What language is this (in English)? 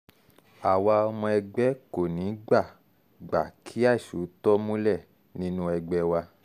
Yoruba